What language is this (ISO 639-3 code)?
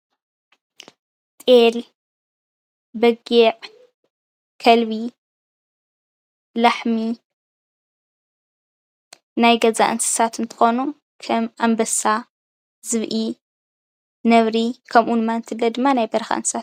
tir